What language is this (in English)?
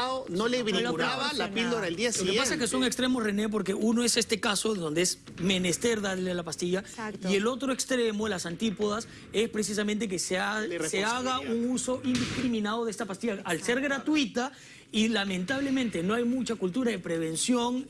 Spanish